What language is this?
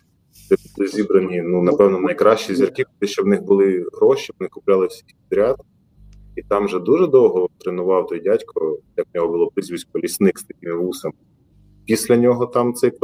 Ukrainian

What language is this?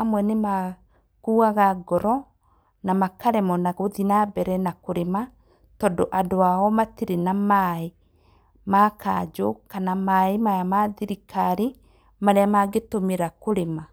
Kikuyu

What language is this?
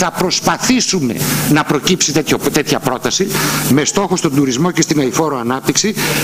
Greek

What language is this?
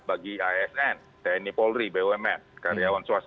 Indonesian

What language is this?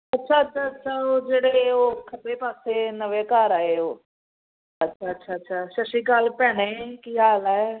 Punjabi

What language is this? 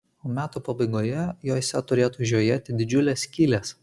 Lithuanian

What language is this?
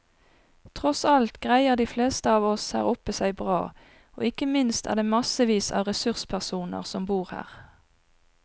Norwegian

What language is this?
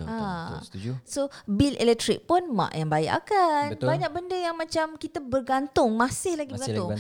Malay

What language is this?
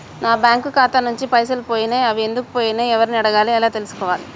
Telugu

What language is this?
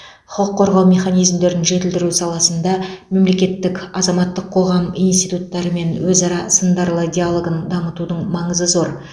Kazakh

